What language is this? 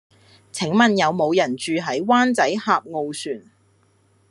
Cantonese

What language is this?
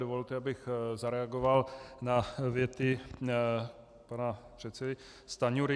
Czech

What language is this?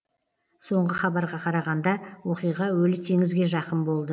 Kazakh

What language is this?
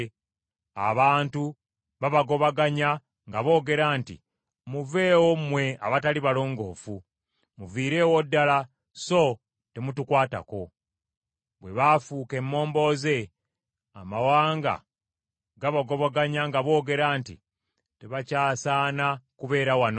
Ganda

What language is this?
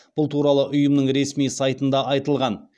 Kazakh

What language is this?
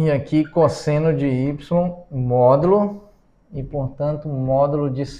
Portuguese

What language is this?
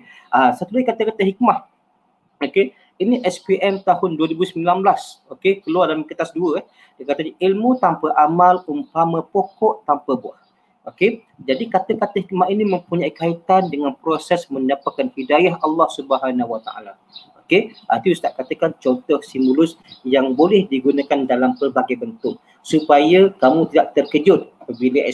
Malay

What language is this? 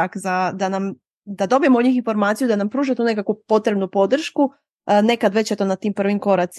Croatian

